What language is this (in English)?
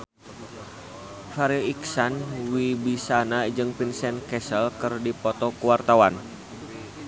Sundanese